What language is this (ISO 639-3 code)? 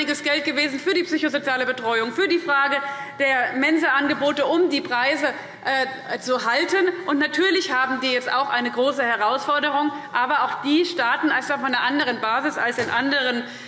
deu